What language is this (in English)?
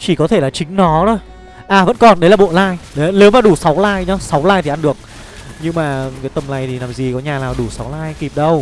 Vietnamese